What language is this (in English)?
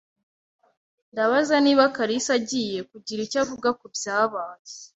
Kinyarwanda